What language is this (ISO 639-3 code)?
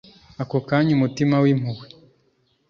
kin